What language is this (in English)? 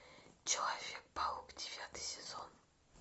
Russian